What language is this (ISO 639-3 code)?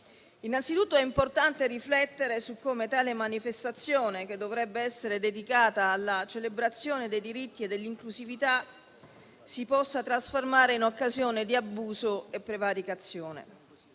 ita